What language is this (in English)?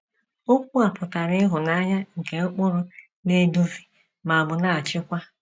Igbo